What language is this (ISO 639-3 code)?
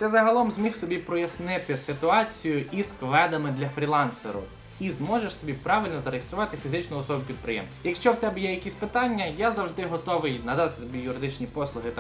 ukr